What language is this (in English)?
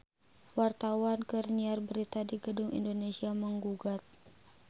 Sundanese